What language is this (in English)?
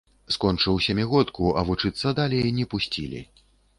Belarusian